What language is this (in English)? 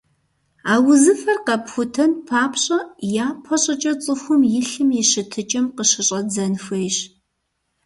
Kabardian